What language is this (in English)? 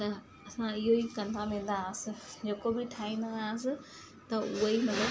Sindhi